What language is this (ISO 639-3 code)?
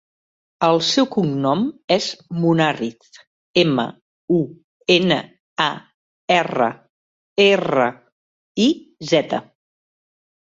cat